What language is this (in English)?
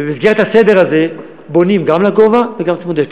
Hebrew